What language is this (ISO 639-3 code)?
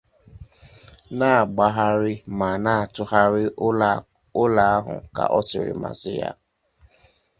ibo